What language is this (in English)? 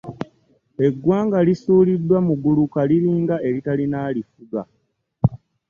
Ganda